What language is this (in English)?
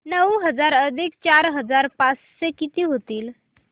Marathi